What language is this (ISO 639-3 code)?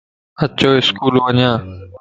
lss